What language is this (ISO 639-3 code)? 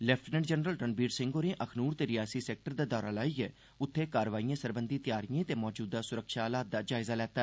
doi